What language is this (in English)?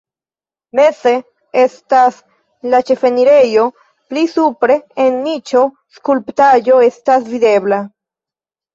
Esperanto